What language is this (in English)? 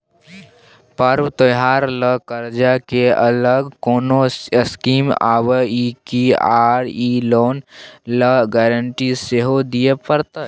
Maithili